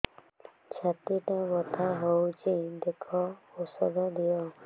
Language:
Odia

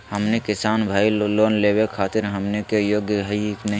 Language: Magahi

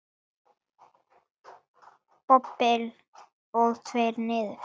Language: Icelandic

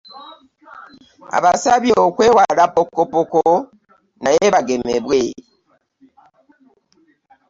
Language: Ganda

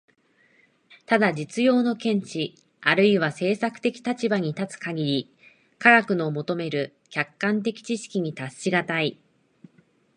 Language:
Japanese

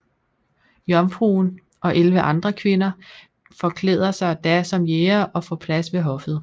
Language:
Danish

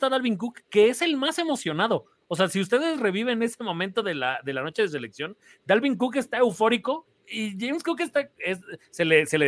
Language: Spanish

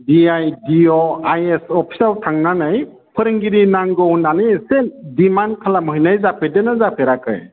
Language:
Bodo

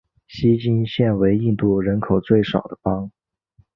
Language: Chinese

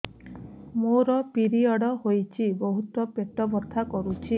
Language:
Odia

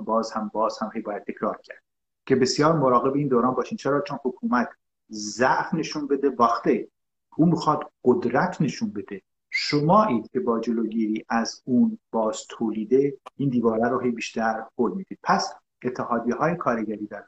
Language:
Persian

